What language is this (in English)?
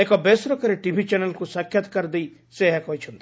Odia